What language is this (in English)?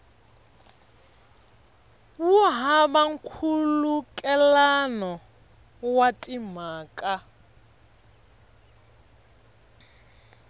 Tsonga